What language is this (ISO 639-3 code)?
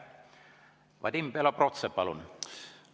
est